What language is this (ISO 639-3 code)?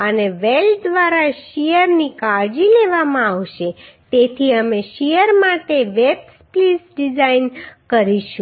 guj